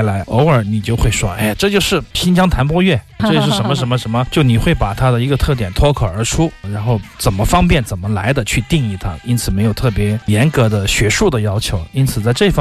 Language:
Chinese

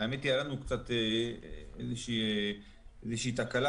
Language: Hebrew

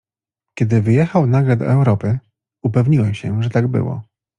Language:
Polish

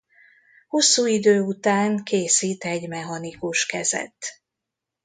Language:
Hungarian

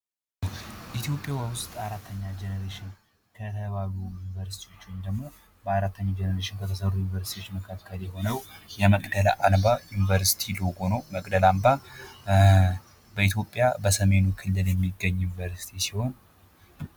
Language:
Amharic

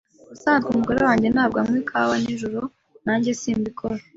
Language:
Kinyarwanda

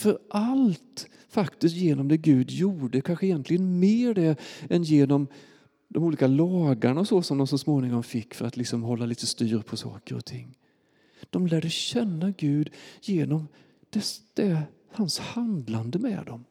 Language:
Swedish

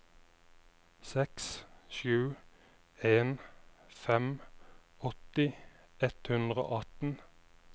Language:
Norwegian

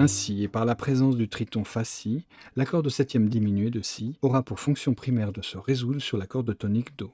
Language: French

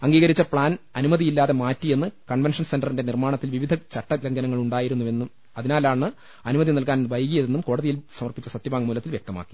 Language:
Malayalam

